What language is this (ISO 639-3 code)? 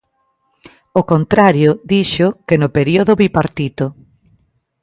glg